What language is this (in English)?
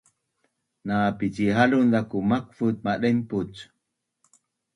Bunun